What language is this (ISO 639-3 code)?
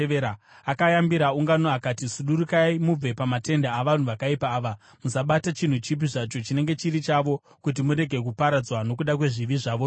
sna